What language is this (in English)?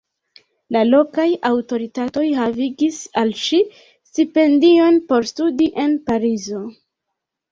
Esperanto